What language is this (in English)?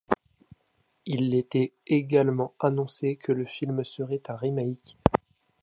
French